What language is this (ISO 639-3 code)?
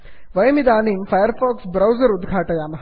san